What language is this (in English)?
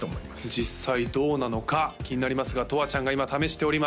Japanese